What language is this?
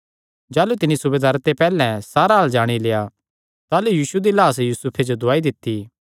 Kangri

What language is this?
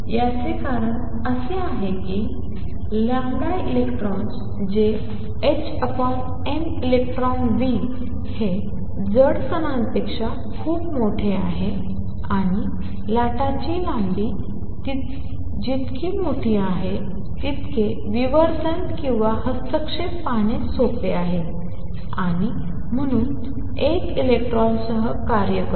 Marathi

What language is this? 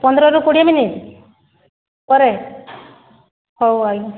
Odia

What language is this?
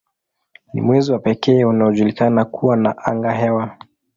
Swahili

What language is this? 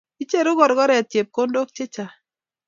Kalenjin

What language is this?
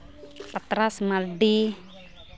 Santali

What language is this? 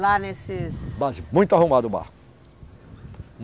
Portuguese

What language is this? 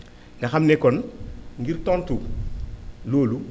Wolof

